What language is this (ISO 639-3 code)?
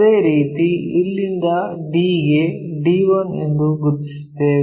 kan